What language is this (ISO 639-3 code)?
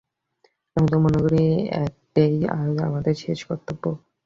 ben